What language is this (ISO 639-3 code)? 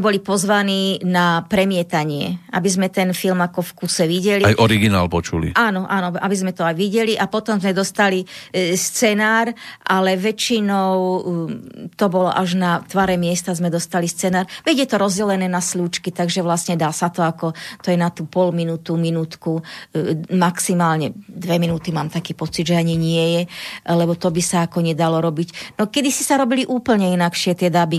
slk